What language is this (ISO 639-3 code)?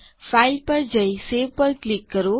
guj